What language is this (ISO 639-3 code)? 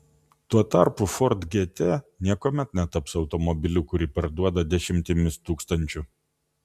lit